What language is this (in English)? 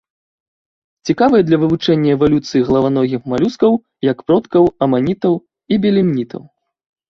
Belarusian